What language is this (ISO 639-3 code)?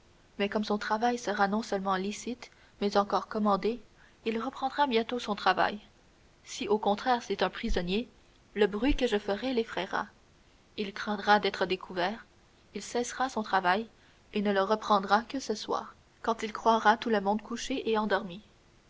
fra